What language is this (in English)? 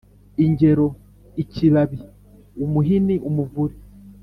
Kinyarwanda